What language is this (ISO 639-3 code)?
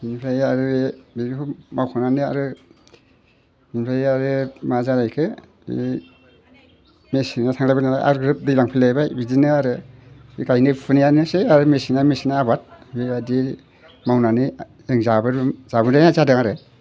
brx